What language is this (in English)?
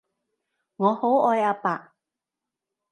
Cantonese